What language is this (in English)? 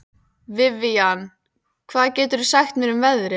Icelandic